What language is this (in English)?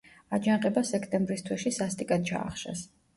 Georgian